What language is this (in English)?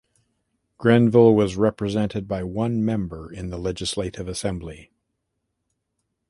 English